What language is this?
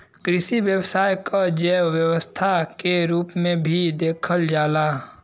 Bhojpuri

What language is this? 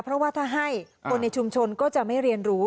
Thai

